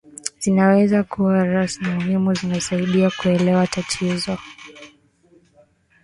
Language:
Swahili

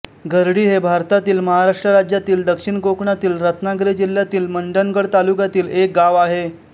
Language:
Marathi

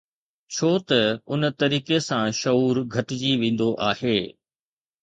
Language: Sindhi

